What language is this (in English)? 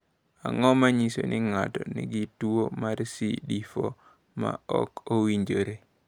Luo (Kenya and Tanzania)